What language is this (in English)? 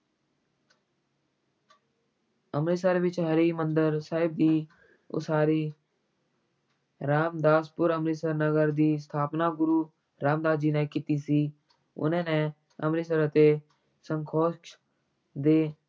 Punjabi